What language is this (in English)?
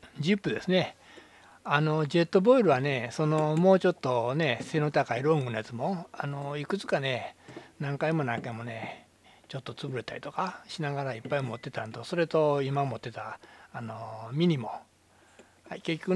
Japanese